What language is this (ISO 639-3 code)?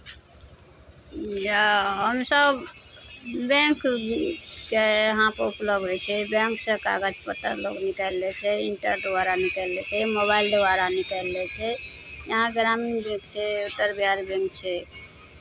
mai